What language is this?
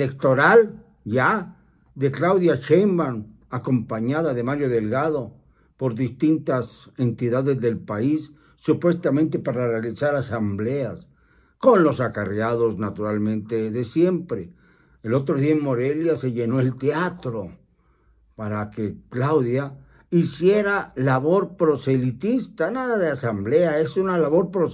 Spanish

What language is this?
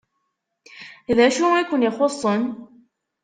Kabyle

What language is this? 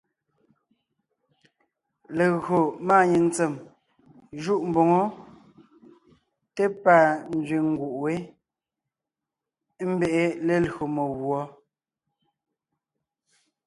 Ngiemboon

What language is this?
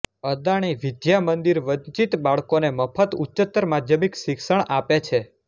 Gujarati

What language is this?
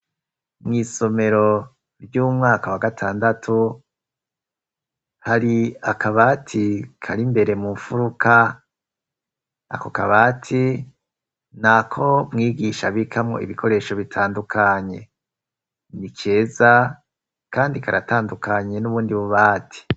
Rundi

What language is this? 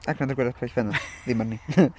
Welsh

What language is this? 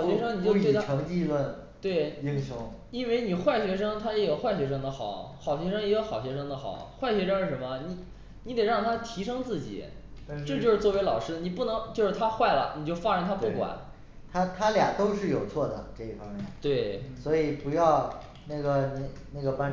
Chinese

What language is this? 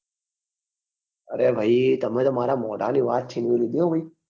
Gujarati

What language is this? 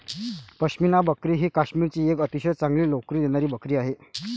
Marathi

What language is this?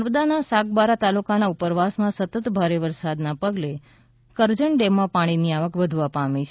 Gujarati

